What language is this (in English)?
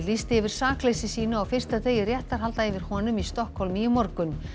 Icelandic